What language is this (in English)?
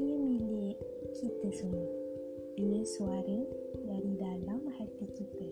Malay